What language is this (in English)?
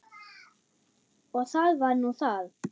Icelandic